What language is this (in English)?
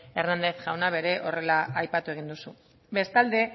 Basque